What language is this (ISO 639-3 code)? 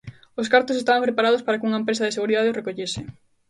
glg